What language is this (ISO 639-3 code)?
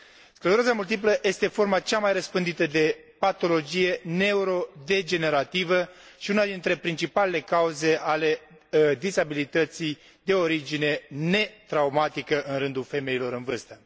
ron